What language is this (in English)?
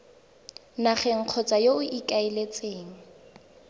Tswana